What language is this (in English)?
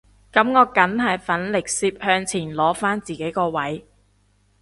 Cantonese